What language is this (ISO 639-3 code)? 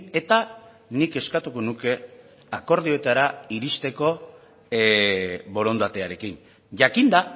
eus